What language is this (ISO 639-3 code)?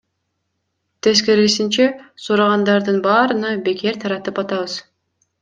kir